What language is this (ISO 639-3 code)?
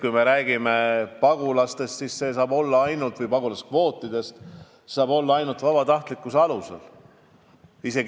est